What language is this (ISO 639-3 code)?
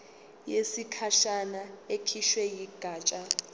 zul